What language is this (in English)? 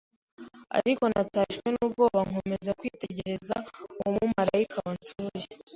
Kinyarwanda